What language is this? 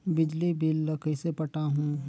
Chhattisgarhi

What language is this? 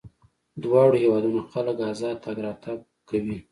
Pashto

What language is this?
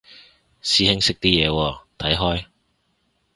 Cantonese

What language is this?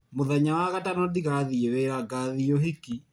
Kikuyu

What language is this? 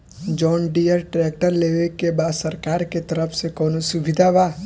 Bhojpuri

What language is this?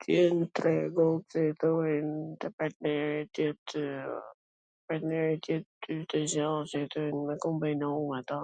Gheg Albanian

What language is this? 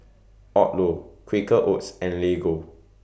English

